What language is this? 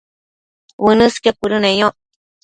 Matsés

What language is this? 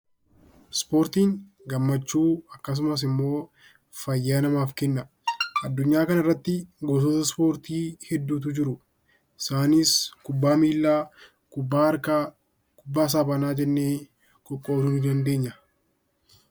Oromo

